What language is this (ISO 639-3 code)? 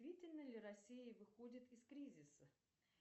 rus